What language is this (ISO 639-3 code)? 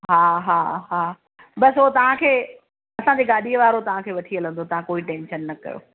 snd